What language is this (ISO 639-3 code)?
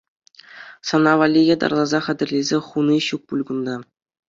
chv